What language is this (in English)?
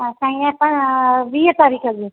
Sindhi